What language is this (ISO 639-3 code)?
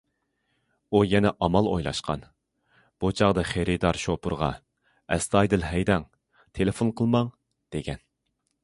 uig